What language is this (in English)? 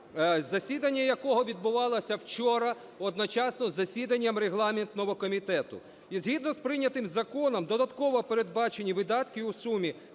Ukrainian